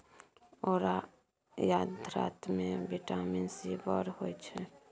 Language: Maithili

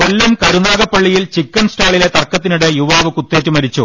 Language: Malayalam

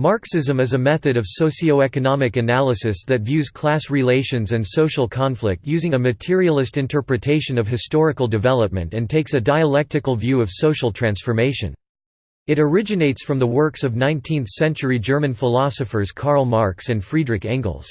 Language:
English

